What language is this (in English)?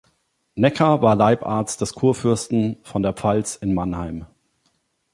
German